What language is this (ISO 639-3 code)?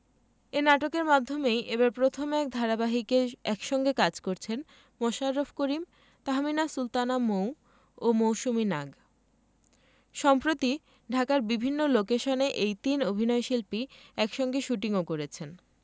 ben